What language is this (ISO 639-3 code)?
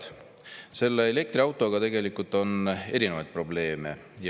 est